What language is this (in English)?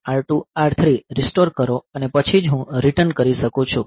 Gujarati